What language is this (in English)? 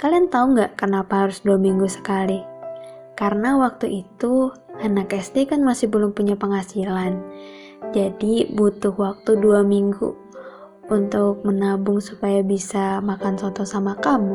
Indonesian